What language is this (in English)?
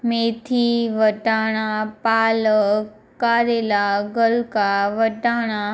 Gujarati